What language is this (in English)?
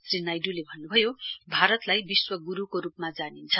Nepali